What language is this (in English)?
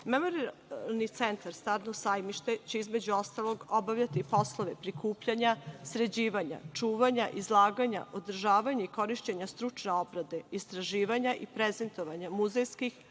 Serbian